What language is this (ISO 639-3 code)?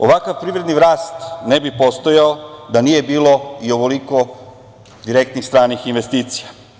srp